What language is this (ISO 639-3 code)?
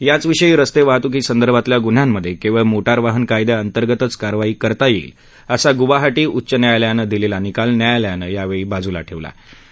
mar